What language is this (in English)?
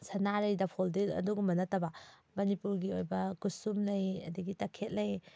Manipuri